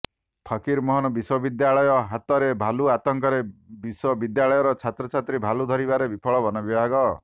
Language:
Odia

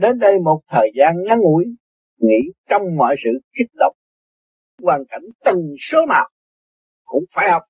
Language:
Vietnamese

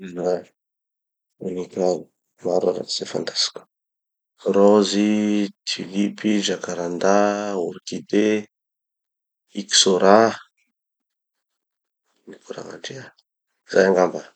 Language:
Tanosy Malagasy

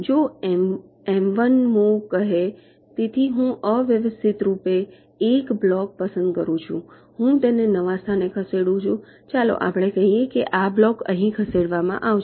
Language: Gujarati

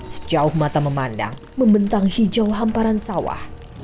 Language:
Indonesian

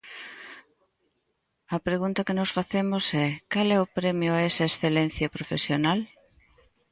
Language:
Galician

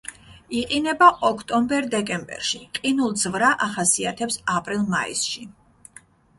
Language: Georgian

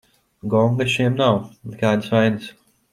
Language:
Latvian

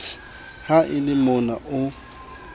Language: Southern Sotho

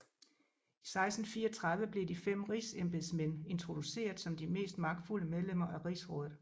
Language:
Danish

